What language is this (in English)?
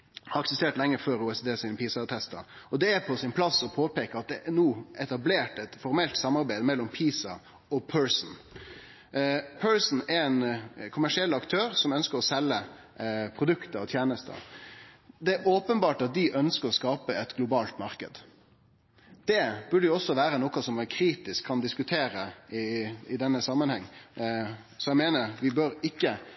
Norwegian Nynorsk